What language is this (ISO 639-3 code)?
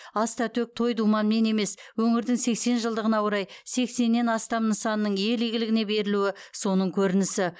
kaz